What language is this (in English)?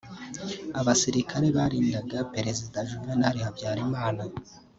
Kinyarwanda